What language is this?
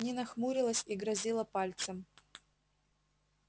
Russian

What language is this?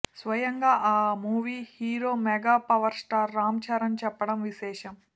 Telugu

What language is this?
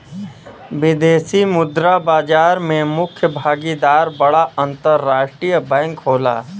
Bhojpuri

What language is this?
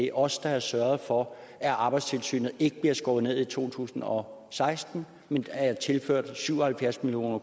Danish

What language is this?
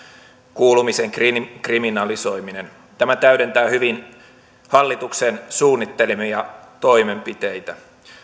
Finnish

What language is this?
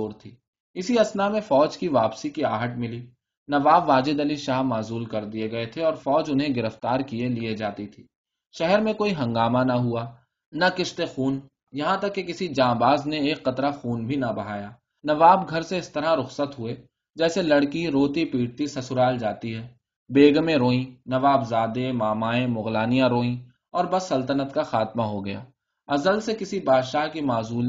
Urdu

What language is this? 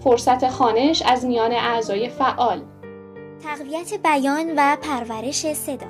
Persian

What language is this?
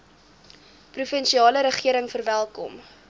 Afrikaans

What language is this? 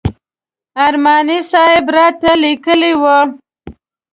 Pashto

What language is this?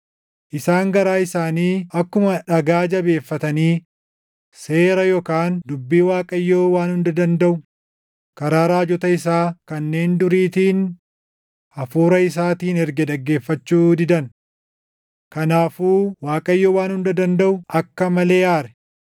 Oromo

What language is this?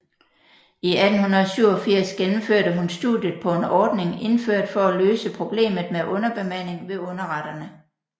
Danish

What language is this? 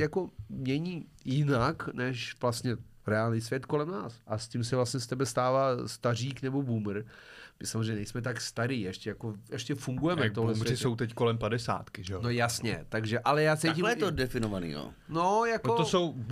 Czech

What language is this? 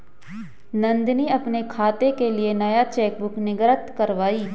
Hindi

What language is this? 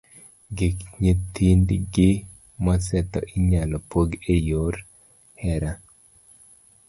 Luo (Kenya and Tanzania)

